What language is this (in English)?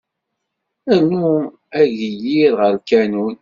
Kabyle